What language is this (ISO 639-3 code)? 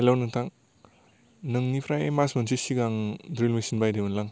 brx